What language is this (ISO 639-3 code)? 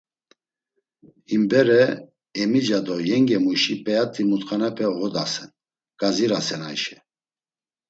lzz